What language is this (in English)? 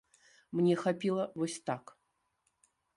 Belarusian